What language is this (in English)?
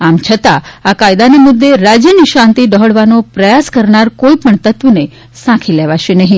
Gujarati